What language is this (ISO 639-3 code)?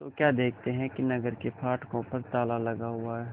hin